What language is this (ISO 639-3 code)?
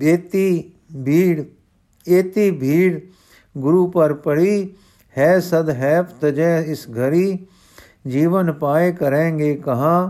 pan